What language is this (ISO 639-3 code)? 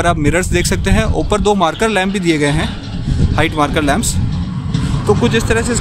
hin